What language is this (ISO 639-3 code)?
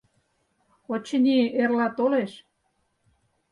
chm